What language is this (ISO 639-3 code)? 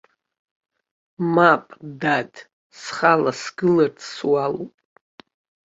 abk